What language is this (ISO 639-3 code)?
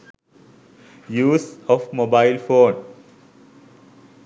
sin